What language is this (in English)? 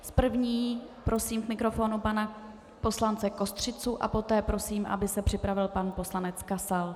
Czech